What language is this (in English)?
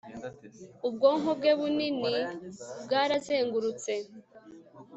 Kinyarwanda